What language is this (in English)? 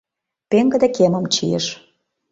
Mari